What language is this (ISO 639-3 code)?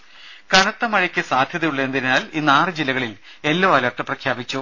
mal